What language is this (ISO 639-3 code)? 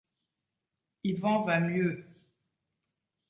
fra